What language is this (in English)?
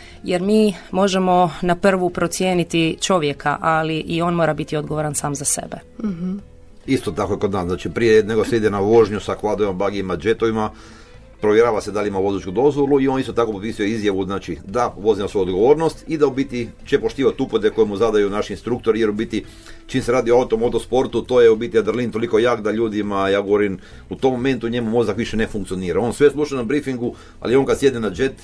Croatian